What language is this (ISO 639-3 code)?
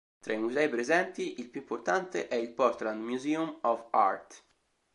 ita